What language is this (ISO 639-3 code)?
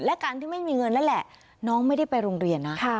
tha